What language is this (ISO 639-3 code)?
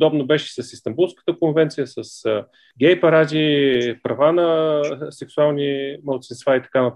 bul